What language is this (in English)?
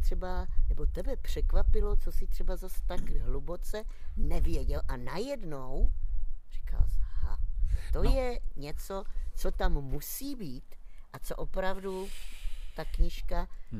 Czech